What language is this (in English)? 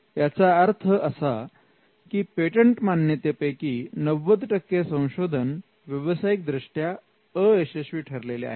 Marathi